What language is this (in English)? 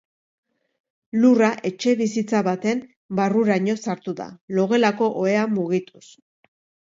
Basque